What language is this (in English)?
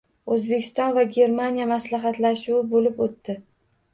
Uzbek